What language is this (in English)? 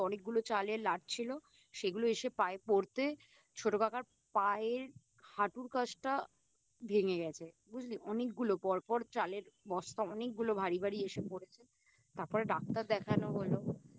Bangla